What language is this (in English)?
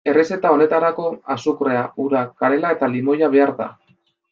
Basque